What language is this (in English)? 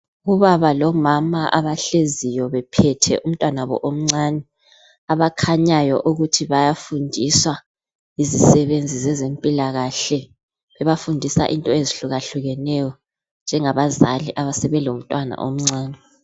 North Ndebele